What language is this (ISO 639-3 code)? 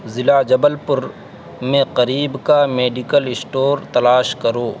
urd